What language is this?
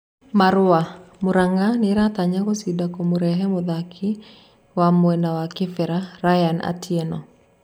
Kikuyu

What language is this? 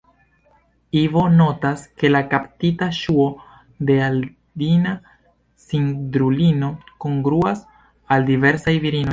Esperanto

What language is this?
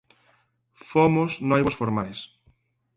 Galician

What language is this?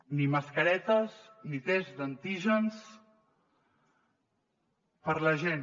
Catalan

